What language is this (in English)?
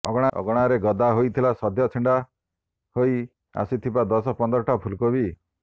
Odia